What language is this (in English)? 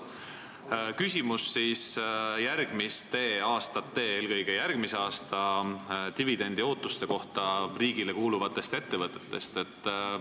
Estonian